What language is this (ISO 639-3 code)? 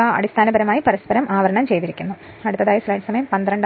mal